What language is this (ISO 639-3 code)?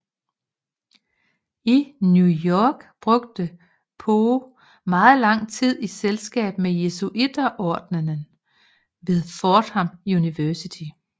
dan